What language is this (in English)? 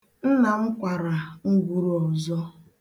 Igbo